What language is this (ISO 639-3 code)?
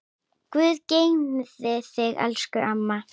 isl